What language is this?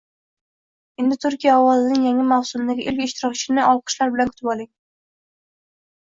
Uzbek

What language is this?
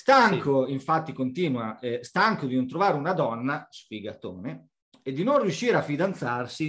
Italian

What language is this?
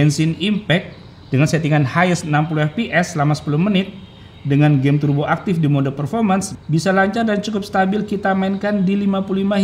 Indonesian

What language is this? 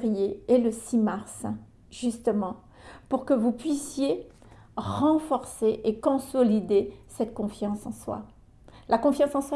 French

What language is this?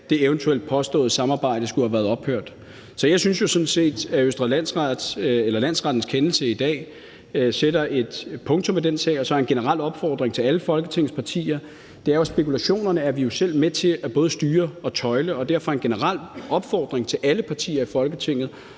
Danish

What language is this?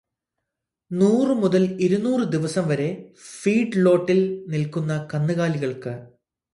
Malayalam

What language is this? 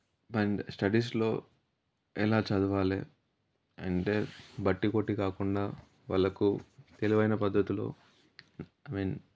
Telugu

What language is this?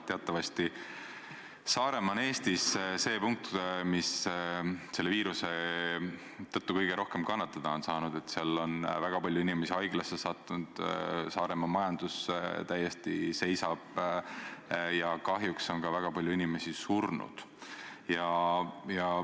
Estonian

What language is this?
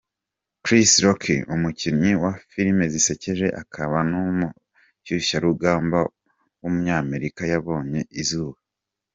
Kinyarwanda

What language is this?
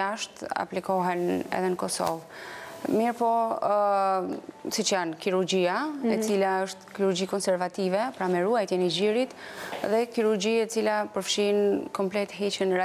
Russian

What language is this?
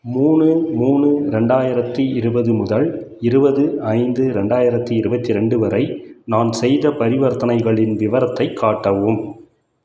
Tamil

